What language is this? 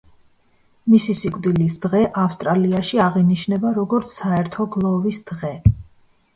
Georgian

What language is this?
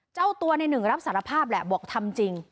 Thai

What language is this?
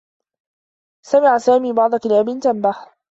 Arabic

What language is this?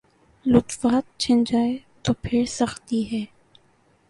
Urdu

